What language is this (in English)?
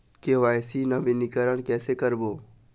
Chhattisgarhi